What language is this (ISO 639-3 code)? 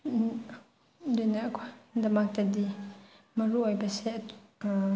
mni